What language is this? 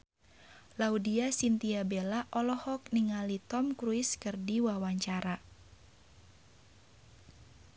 Sundanese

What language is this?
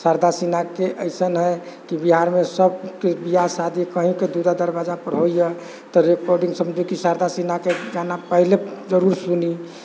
Maithili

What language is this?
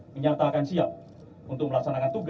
Indonesian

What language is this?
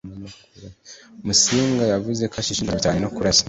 Kinyarwanda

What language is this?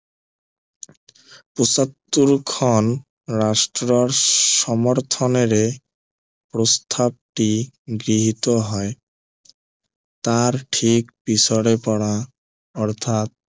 Assamese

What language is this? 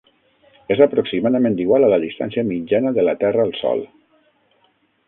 Catalan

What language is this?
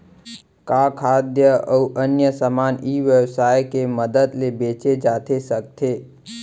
Chhattisgarhi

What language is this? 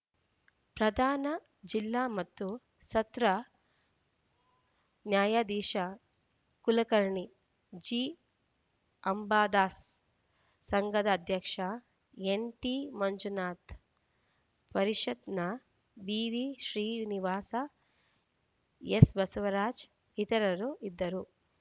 Kannada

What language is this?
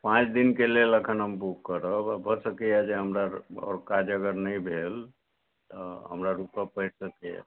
Maithili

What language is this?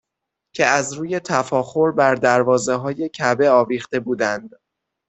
Persian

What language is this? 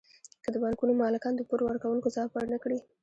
Pashto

